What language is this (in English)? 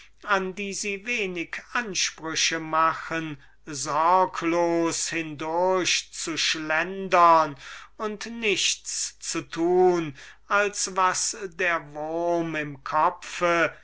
German